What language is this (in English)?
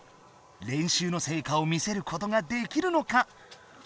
Japanese